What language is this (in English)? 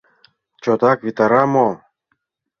Mari